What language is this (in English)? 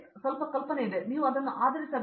Kannada